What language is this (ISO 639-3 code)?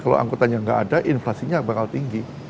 ind